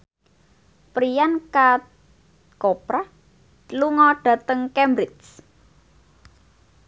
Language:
Javanese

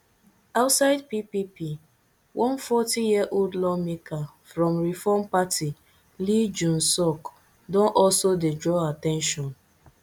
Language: Nigerian Pidgin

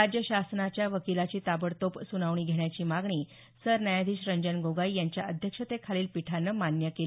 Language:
Marathi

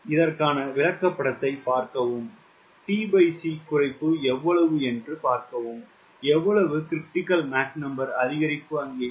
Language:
Tamil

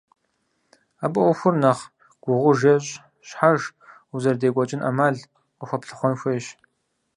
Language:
Kabardian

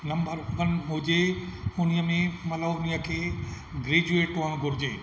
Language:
Sindhi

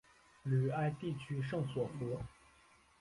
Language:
Chinese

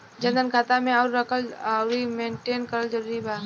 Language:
Bhojpuri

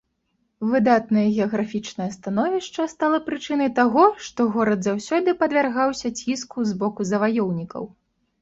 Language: Belarusian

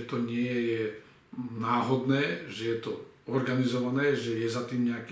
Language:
Slovak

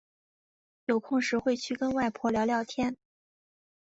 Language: Chinese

